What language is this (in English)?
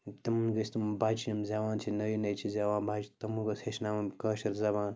Kashmiri